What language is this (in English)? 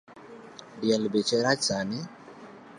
Luo (Kenya and Tanzania)